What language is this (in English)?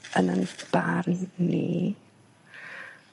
Welsh